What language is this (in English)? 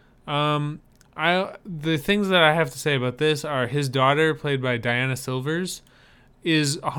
English